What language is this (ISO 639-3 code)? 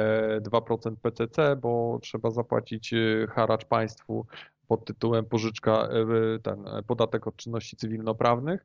pol